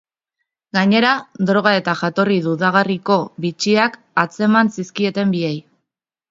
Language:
Basque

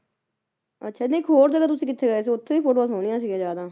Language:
Punjabi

